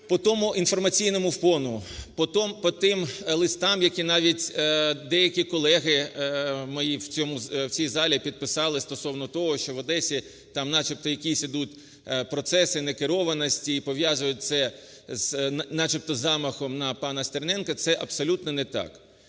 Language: Ukrainian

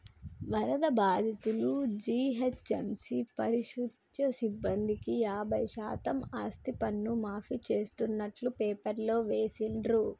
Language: Telugu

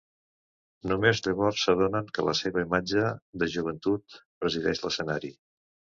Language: Catalan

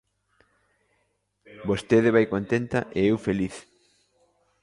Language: Galician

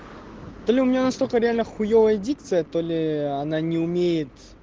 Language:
Russian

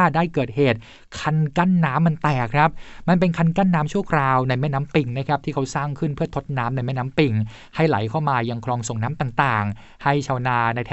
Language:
Thai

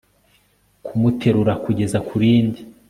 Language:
Kinyarwanda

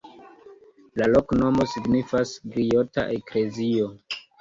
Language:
Esperanto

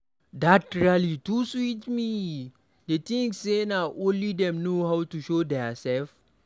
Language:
Nigerian Pidgin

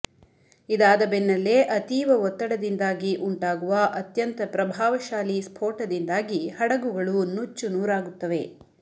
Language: Kannada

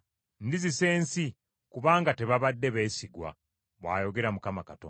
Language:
Ganda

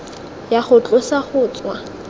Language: Tswana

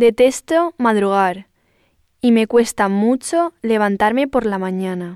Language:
Spanish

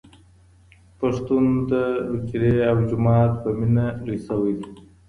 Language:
Pashto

